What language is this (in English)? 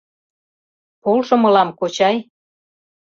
Mari